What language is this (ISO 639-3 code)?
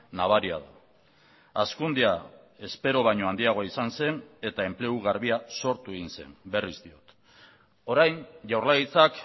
eus